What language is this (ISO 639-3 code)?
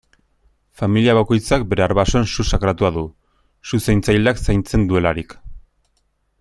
eus